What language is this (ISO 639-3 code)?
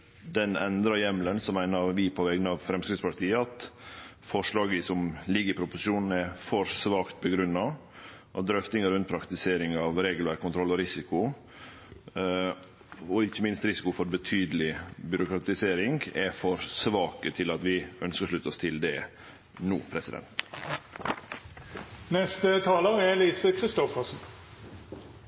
nno